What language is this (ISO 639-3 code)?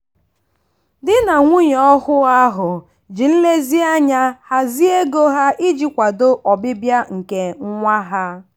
ibo